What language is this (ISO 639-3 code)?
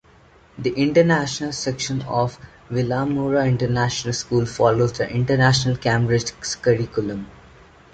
eng